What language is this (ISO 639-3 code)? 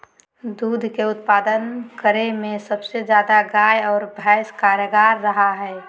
mag